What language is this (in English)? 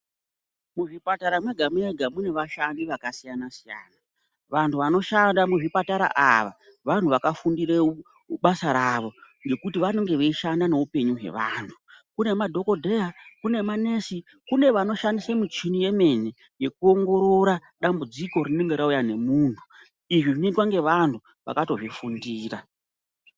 Ndau